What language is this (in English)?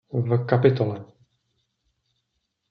Czech